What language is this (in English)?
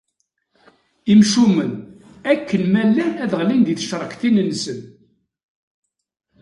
Kabyle